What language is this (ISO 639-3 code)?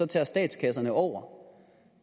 dan